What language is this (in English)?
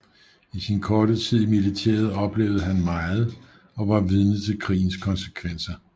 Danish